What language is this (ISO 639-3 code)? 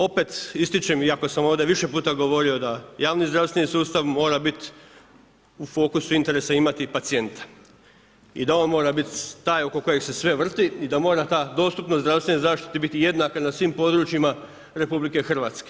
hrv